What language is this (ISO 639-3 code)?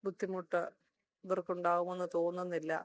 mal